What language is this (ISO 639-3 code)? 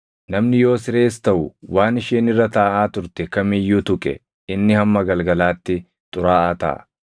orm